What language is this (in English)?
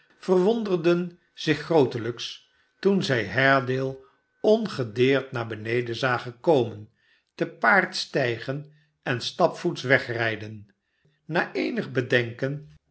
Dutch